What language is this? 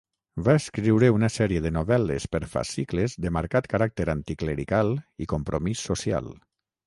Catalan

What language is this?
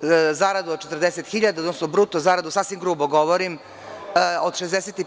Serbian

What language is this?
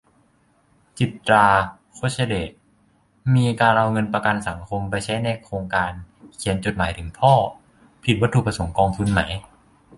Thai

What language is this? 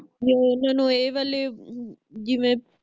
Punjabi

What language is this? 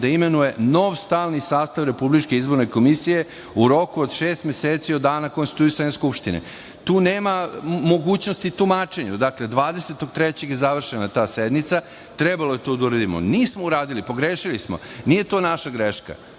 Serbian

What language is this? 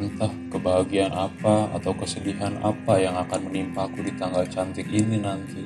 Indonesian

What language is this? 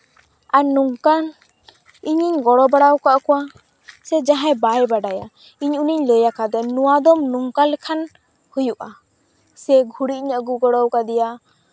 Santali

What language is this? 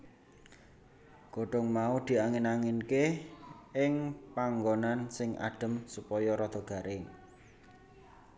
Javanese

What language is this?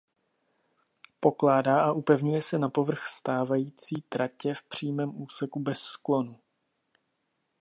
Czech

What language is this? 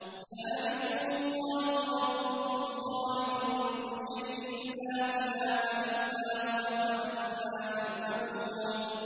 Arabic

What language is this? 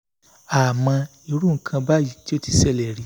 Yoruba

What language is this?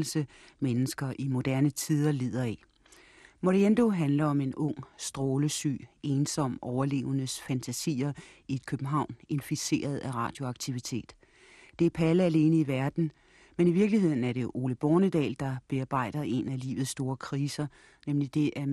Danish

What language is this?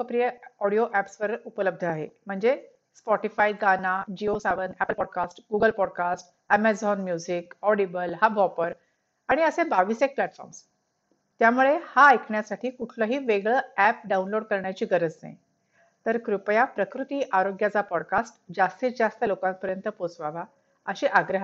Marathi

